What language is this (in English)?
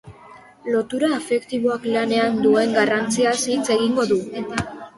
Basque